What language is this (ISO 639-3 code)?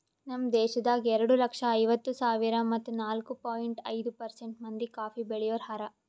kan